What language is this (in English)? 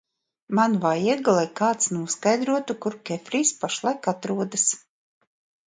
Latvian